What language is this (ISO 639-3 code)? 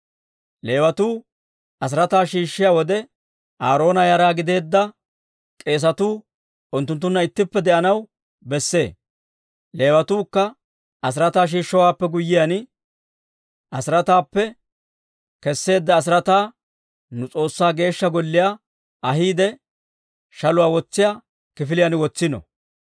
dwr